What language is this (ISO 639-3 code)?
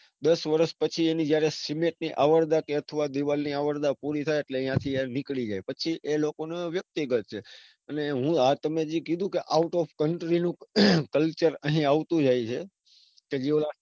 guj